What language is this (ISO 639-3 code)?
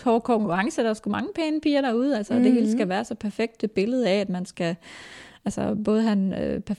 dan